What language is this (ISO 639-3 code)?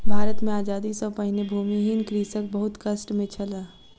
mai